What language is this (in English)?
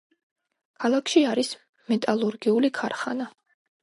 Georgian